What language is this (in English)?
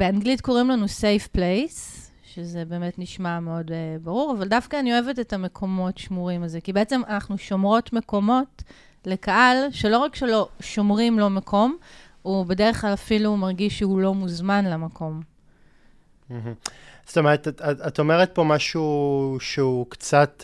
Hebrew